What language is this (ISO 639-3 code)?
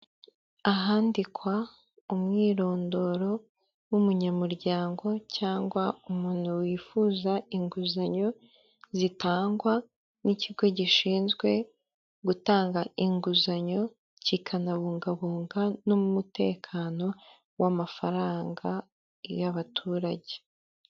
kin